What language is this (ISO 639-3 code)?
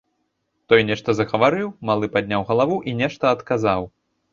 bel